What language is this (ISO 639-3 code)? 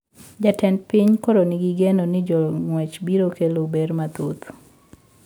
luo